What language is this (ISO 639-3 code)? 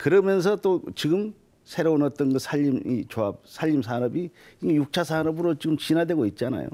kor